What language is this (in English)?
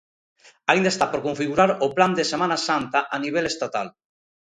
Galician